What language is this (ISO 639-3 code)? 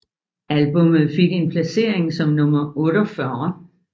dan